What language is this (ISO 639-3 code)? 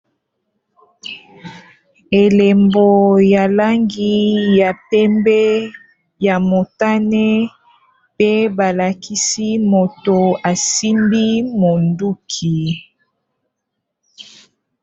lin